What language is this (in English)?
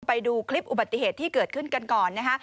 Thai